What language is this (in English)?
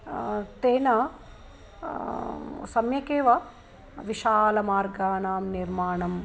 Sanskrit